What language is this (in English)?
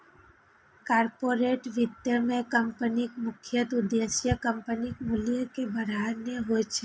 Maithili